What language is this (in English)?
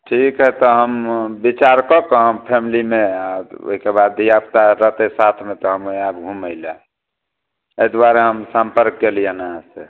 Maithili